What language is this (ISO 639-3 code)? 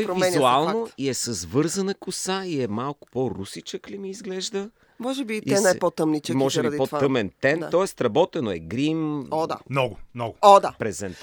bul